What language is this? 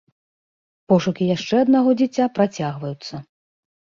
Belarusian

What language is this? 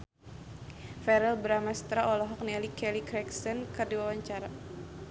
Sundanese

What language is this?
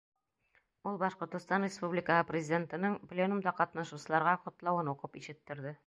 Bashkir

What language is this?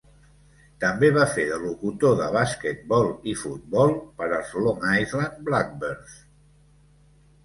Catalan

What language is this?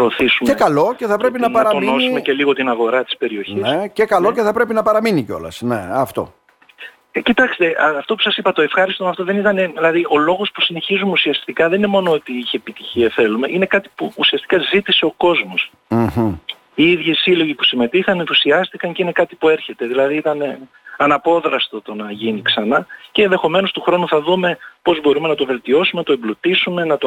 Greek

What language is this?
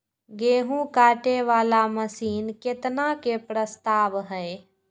Maithili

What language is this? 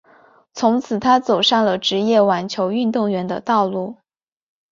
Chinese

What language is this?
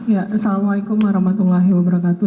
Indonesian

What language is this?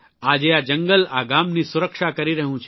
Gujarati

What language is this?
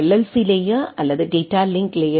Tamil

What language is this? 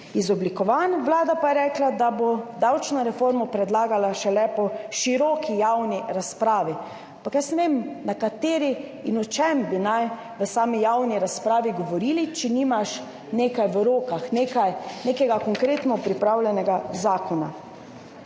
Slovenian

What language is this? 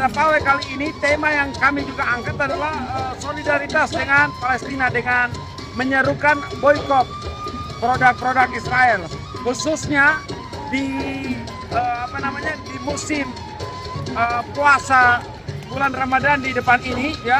Indonesian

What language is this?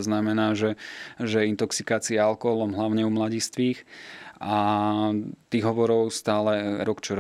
Slovak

